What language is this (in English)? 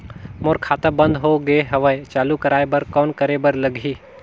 Chhattisgarhi